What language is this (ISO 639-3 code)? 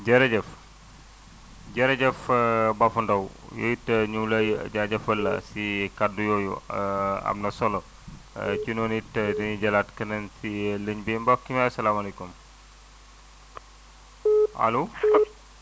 wol